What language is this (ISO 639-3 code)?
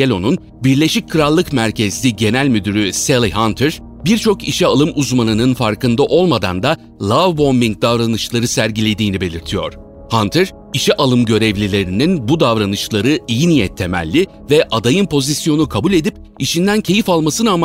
tur